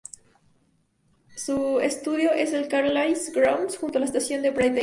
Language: Spanish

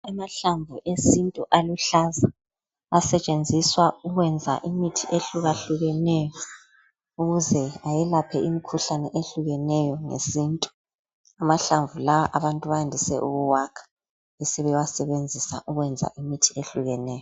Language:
North Ndebele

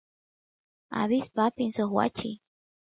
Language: Santiago del Estero Quichua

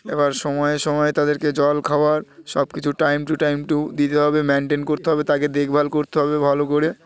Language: Bangla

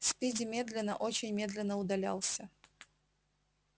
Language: Russian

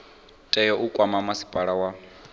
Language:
Venda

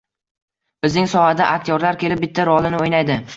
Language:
Uzbek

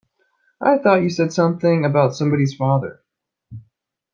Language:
English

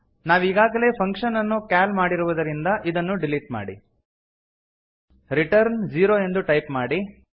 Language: Kannada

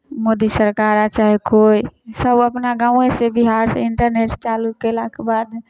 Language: Maithili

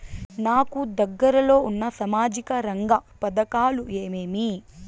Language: Telugu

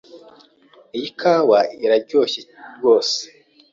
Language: Kinyarwanda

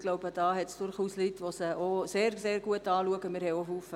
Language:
Swiss German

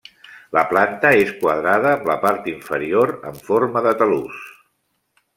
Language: Catalan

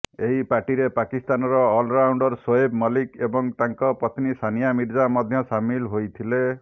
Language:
Odia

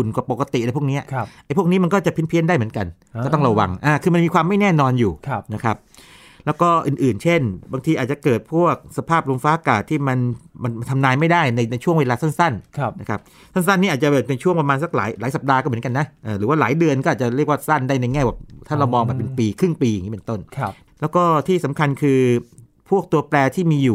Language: Thai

